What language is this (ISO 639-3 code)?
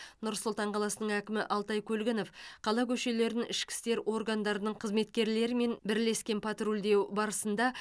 kaz